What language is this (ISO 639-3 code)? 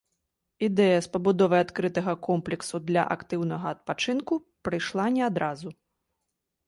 bel